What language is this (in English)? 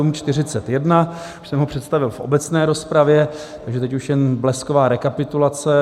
Czech